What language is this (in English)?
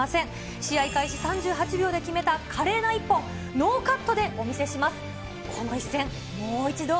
Japanese